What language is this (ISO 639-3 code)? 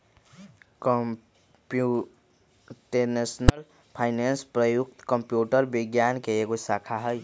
mag